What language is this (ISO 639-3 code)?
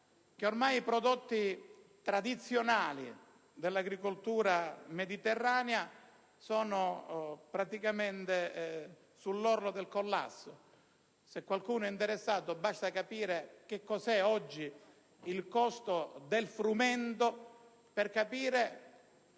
ita